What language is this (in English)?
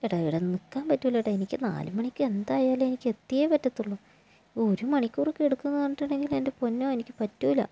Malayalam